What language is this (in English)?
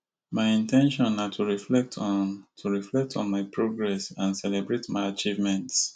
Nigerian Pidgin